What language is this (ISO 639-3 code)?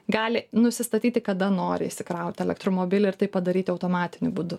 lit